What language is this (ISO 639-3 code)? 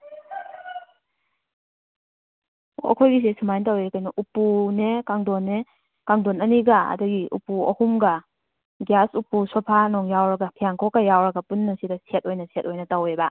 mni